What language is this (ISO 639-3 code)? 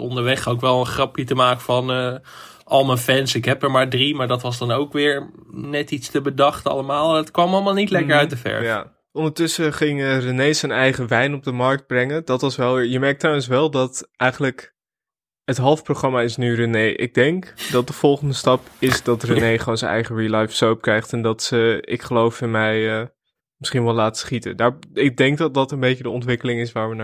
nld